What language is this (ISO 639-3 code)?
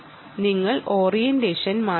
mal